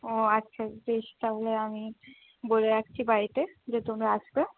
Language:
Bangla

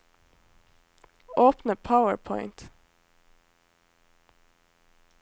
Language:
Norwegian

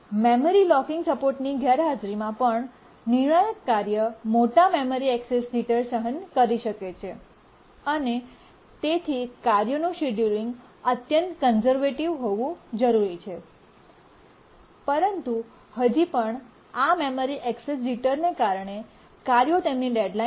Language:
Gujarati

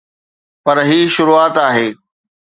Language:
Sindhi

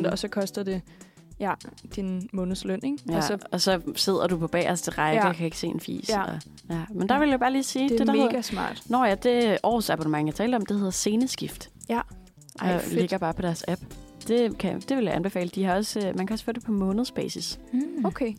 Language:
Danish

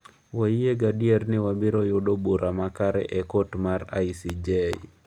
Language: Luo (Kenya and Tanzania)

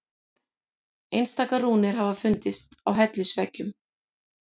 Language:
Icelandic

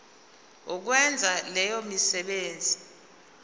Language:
Zulu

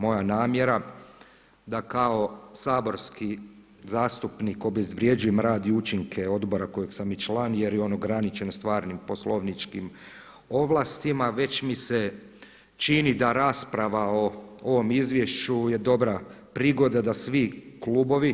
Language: Croatian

